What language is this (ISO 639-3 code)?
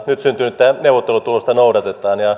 fin